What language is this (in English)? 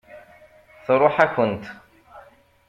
Kabyle